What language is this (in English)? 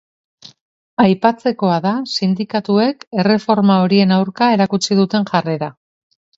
Basque